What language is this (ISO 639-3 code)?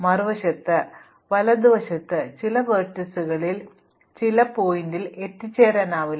mal